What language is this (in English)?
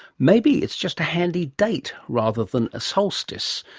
English